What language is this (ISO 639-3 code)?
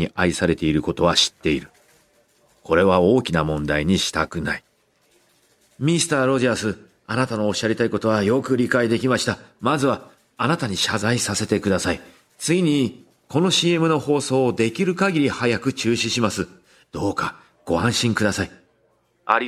jpn